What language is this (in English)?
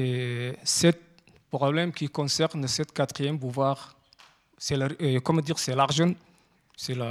French